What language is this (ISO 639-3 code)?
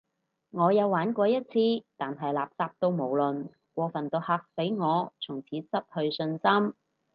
yue